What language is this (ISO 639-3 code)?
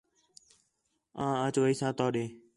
xhe